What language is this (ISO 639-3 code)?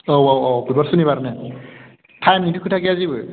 brx